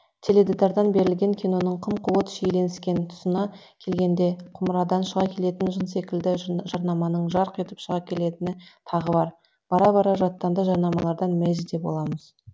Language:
Kazakh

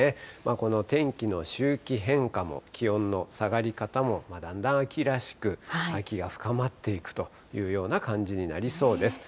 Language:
Japanese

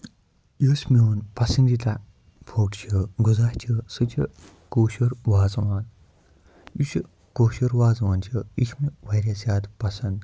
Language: Kashmiri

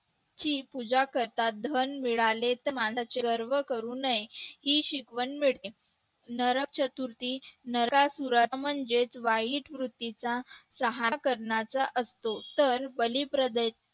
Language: Marathi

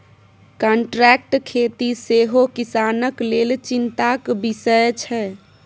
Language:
Maithili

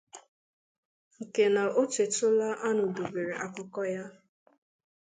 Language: Igbo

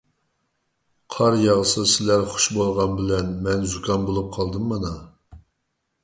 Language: Uyghur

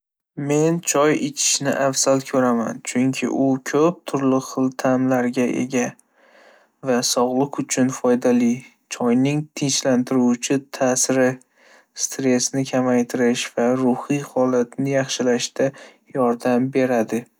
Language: Uzbek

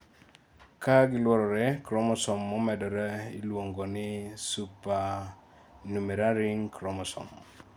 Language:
Luo (Kenya and Tanzania)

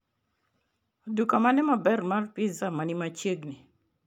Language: Luo (Kenya and Tanzania)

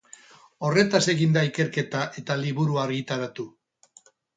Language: Basque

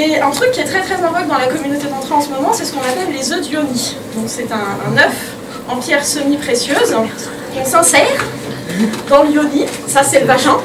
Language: French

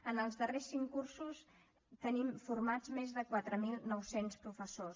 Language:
Catalan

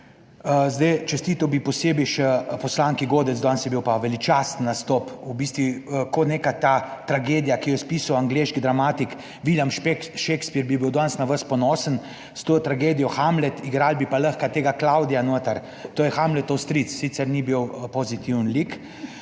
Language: Slovenian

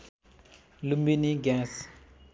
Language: Nepali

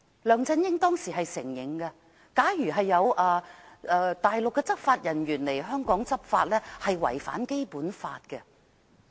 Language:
Cantonese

